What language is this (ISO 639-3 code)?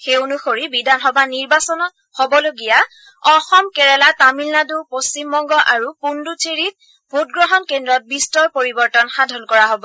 asm